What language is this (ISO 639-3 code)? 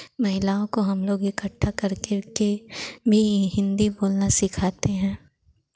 hin